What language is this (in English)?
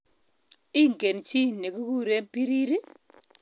Kalenjin